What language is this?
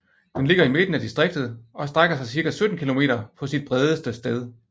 Danish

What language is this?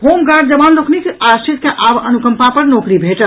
Maithili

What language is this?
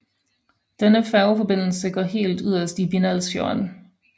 Danish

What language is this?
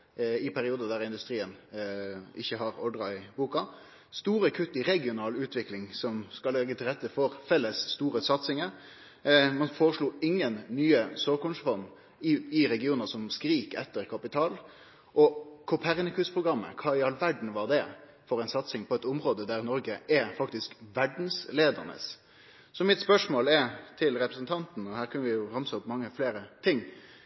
Norwegian Nynorsk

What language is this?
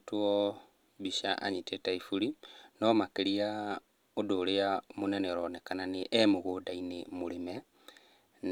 Kikuyu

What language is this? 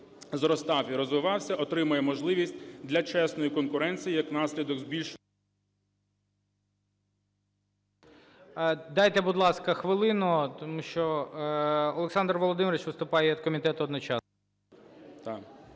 Ukrainian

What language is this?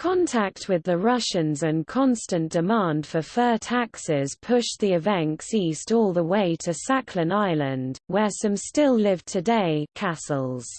English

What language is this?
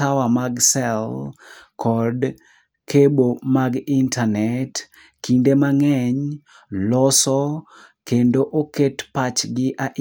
Luo (Kenya and Tanzania)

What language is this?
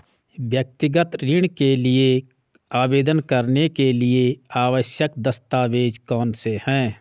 Hindi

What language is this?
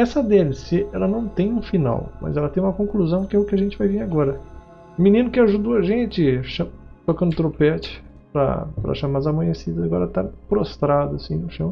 Portuguese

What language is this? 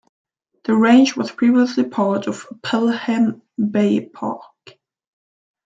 English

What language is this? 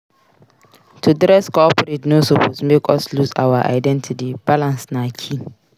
Nigerian Pidgin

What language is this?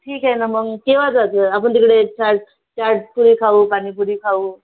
Marathi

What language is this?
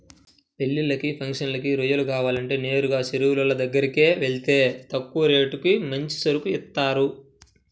Telugu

